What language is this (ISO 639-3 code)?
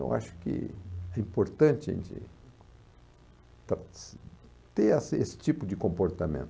por